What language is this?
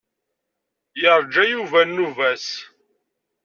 Kabyle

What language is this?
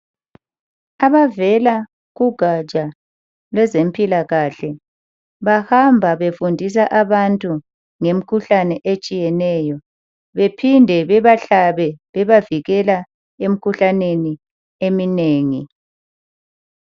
North Ndebele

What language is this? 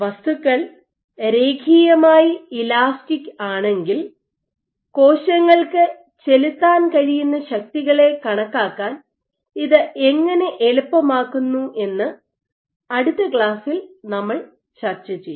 Malayalam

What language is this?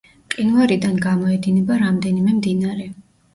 Georgian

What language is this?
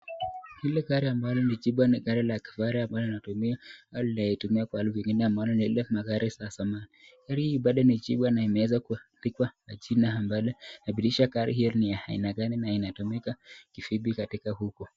Swahili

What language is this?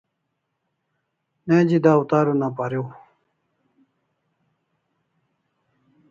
Kalasha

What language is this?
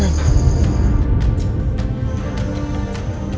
Indonesian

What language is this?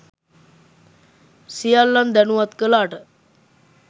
Sinhala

